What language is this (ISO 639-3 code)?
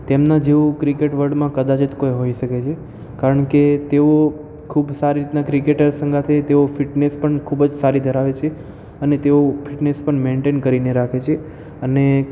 guj